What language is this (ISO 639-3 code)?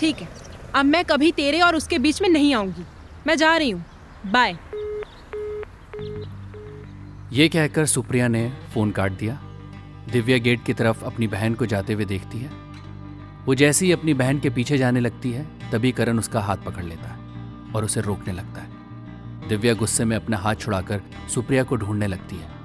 hin